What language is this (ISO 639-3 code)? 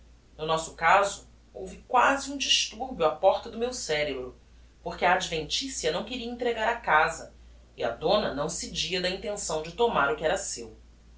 por